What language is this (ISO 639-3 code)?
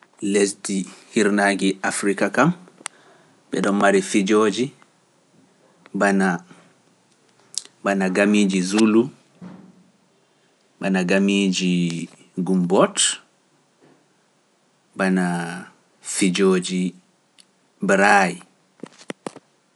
fuf